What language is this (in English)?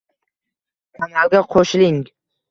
Uzbek